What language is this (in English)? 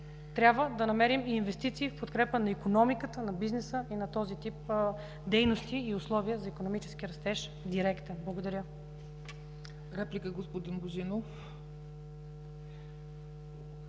Bulgarian